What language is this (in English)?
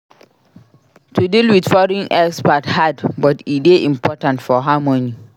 Nigerian Pidgin